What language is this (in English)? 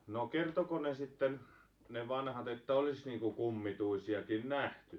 Finnish